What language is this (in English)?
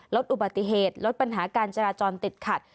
Thai